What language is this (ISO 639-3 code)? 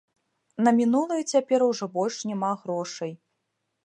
bel